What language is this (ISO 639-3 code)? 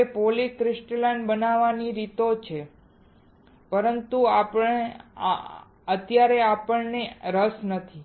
guj